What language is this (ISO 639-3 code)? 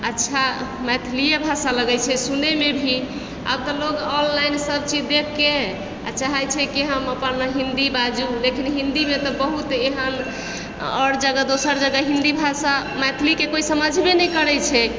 mai